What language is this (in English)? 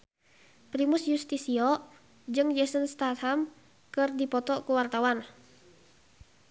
Sundanese